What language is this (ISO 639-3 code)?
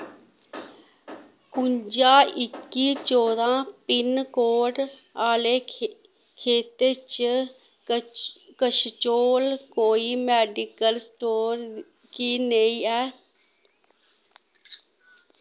doi